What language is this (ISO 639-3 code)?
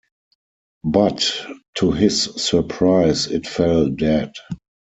eng